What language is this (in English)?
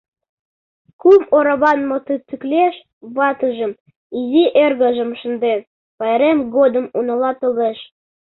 Mari